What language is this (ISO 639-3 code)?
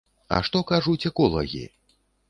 bel